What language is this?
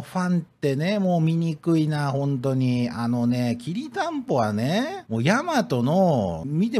Japanese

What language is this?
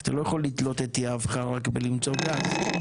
Hebrew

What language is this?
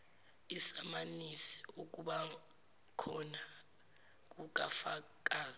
Zulu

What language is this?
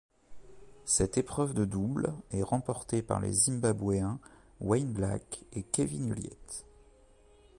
French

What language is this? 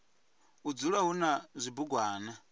Venda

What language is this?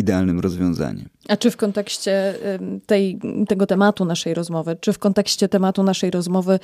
Polish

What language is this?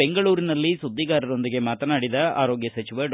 Kannada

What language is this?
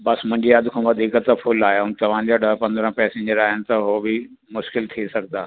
Sindhi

